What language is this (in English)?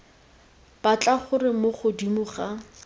Tswana